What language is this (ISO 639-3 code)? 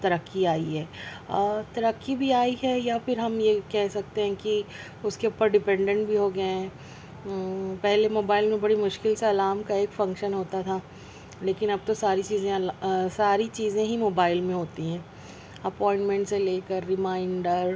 urd